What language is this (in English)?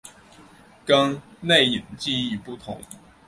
Chinese